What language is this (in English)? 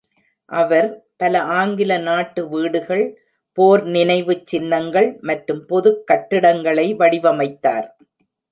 Tamil